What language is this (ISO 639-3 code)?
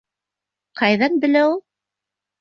bak